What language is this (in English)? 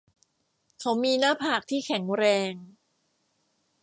Thai